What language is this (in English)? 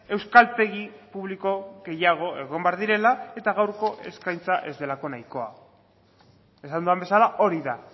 Basque